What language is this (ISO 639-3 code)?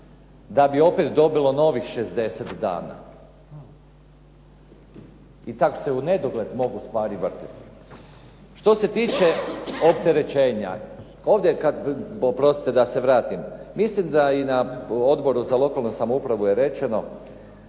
hrv